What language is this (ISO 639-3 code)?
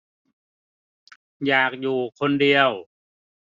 tha